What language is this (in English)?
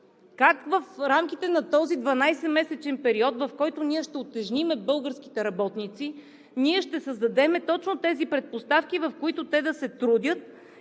Bulgarian